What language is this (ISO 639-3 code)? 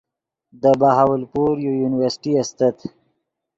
ydg